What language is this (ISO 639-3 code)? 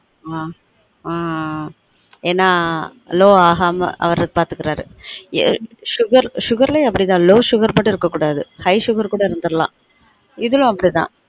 tam